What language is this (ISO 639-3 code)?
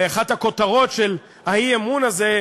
heb